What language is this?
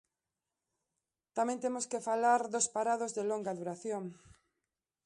Galician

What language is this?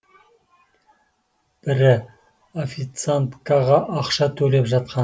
Kazakh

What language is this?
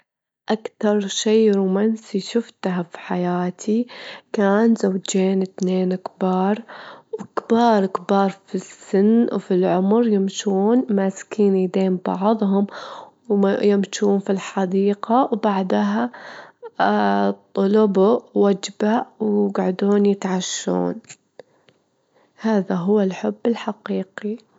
Gulf Arabic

